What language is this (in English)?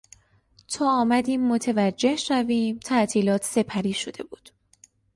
Persian